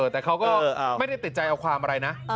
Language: Thai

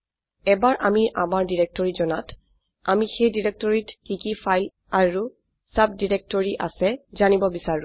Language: Assamese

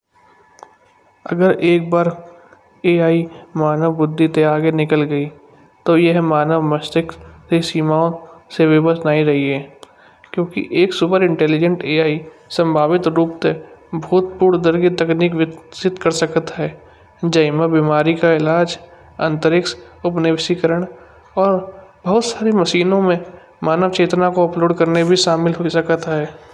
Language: Kanauji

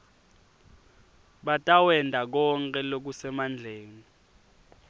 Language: Swati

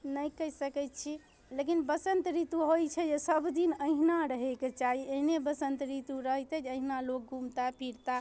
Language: Maithili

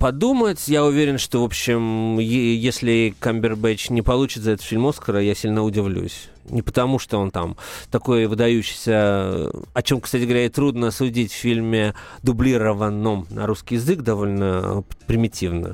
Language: Russian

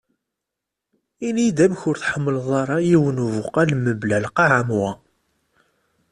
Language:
Kabyle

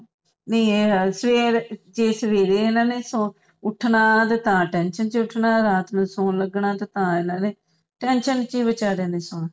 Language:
Punjabi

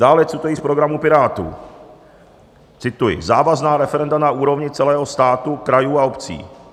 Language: Czech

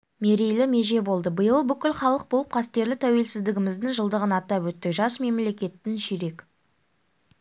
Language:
Kazakh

